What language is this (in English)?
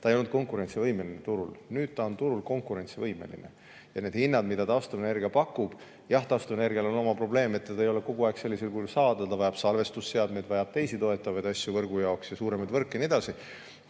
Estonian